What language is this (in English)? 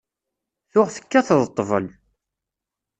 Kabyle